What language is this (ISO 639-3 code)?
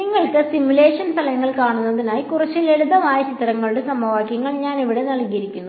mal